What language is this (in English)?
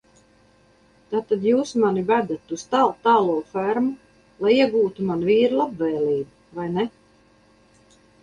Latvian